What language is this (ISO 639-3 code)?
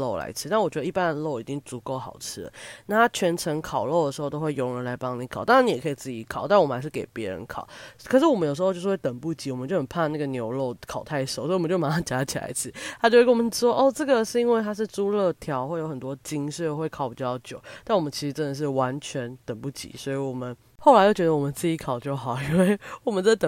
zho